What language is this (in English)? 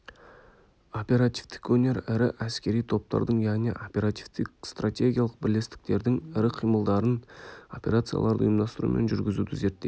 Kazakh